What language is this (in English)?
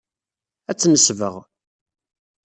Kabyle